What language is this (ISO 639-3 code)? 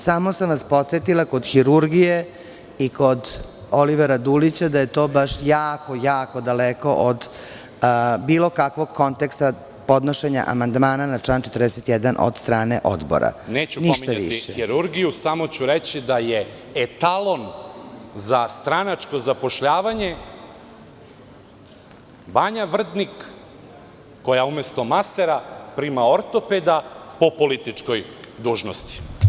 srp